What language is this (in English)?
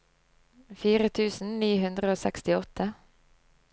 Norwegian